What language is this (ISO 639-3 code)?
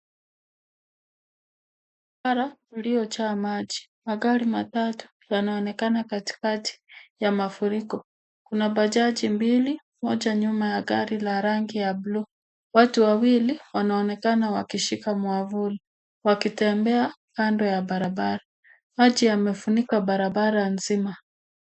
swa